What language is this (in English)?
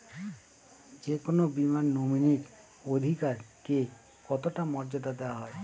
Bangla